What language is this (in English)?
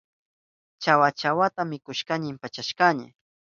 Southern Pastaza Quechua